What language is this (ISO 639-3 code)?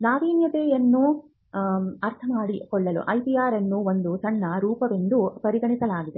kan